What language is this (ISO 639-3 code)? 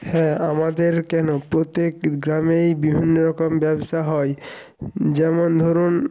ben